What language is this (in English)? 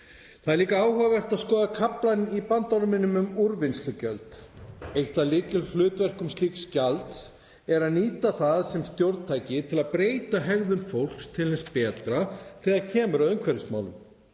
Icelandic